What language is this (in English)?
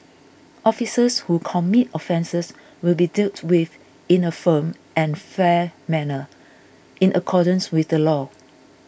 English